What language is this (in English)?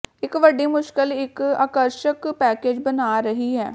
Punjabi